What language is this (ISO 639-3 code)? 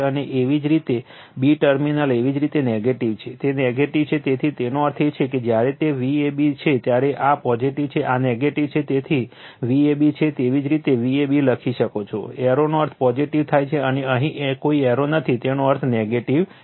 guj